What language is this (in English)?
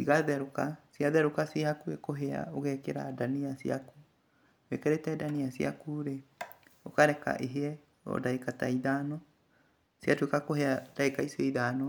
Kikuyu